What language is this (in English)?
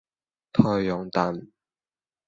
Cantonese